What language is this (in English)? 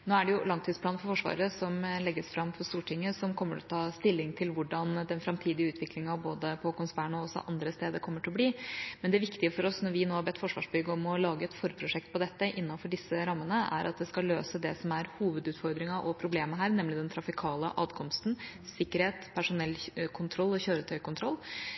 Norwegian Bokmål